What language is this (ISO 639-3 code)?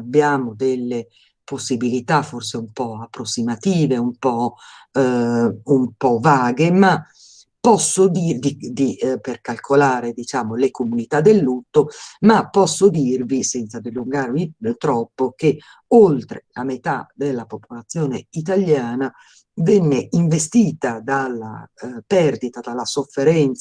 ita